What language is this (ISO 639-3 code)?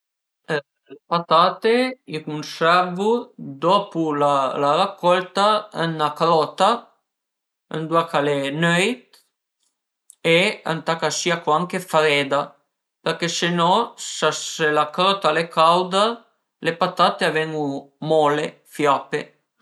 pms